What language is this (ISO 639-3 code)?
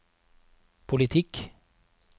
nor